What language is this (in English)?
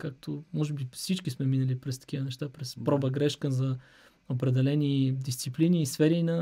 Bulgarian